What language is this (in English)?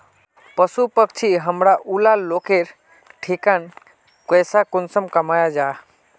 Magahi